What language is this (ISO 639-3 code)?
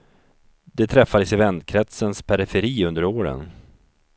swe